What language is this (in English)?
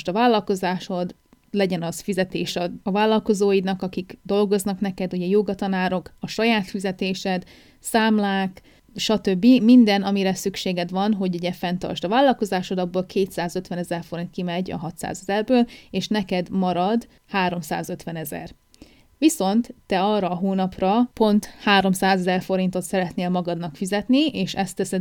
Hungarian